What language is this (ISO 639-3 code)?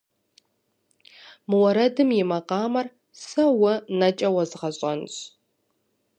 kbd